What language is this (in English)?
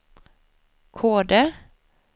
Swedish